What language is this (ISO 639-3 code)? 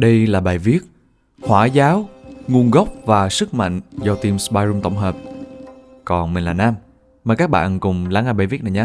vie